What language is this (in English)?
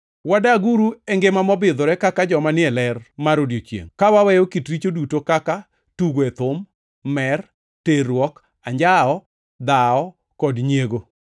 Luo (Kenya and Tanzania)